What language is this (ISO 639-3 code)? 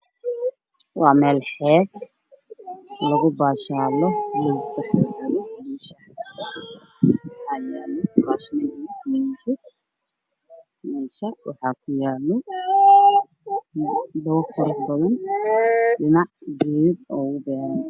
som